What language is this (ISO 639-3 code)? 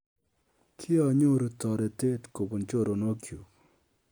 kln